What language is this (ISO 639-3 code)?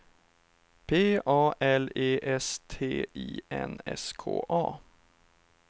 swe